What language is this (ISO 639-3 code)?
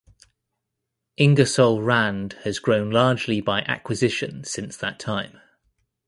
eng